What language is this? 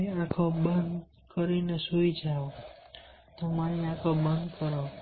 Gujarati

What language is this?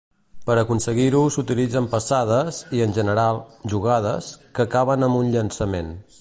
Catalan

